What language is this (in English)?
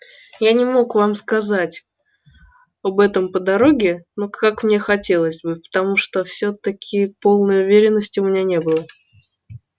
Russian